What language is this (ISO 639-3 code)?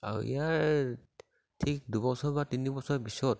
asm